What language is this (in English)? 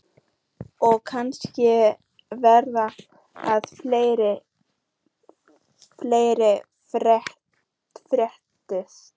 Icelandic